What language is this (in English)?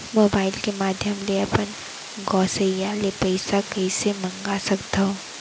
Chhattisgarhi